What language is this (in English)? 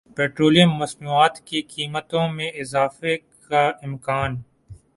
Urdu